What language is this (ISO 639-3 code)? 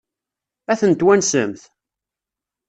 kab